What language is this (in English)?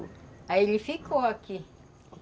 Portuguese